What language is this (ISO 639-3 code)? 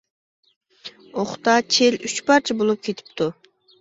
uig